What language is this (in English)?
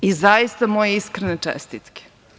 Serbian